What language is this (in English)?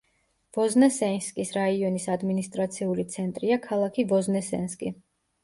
Georgian